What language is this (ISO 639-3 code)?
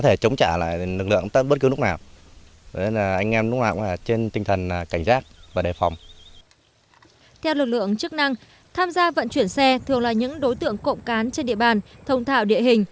vie